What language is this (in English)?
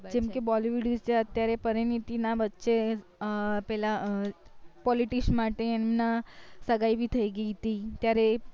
Gujarati